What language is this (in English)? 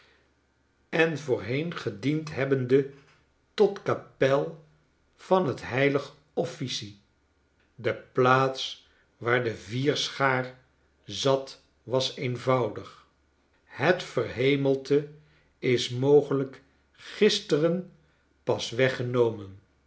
Dutch